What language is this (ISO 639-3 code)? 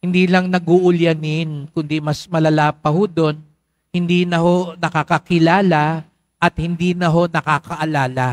fil